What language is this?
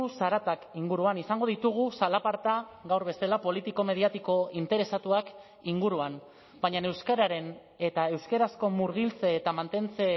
Basque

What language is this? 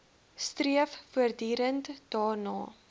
Afrikaans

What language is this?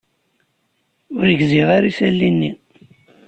Kabyle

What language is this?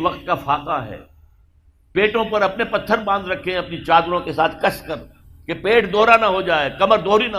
Urdu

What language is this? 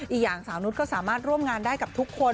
Thai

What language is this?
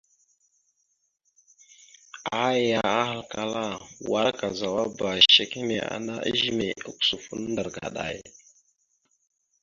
Mada (Cameroon)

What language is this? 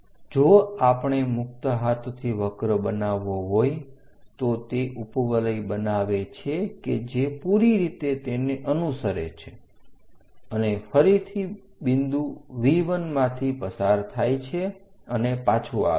Gujarati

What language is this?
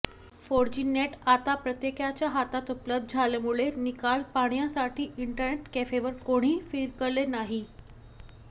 Marathi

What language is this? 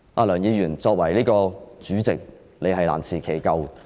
Cantonese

